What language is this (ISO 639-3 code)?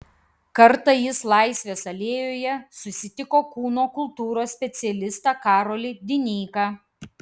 lit